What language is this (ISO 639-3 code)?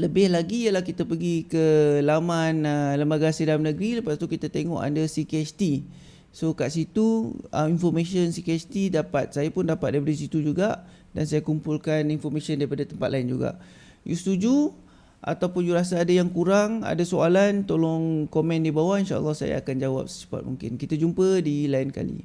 msa